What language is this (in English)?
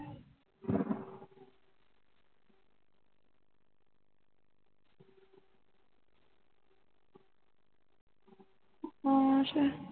Punjabi